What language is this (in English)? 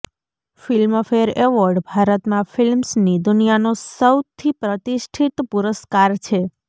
Gujarati